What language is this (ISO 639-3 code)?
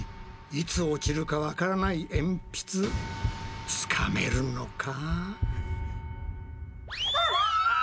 jpn